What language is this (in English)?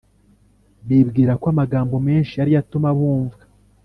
Kinyarwanda